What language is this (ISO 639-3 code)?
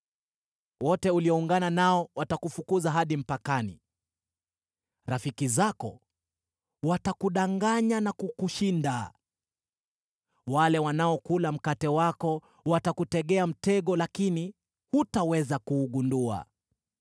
swa